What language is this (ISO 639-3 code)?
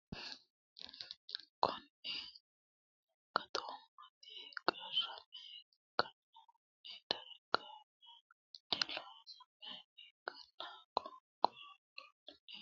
sid